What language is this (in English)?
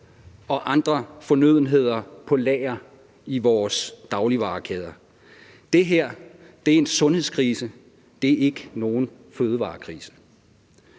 Danish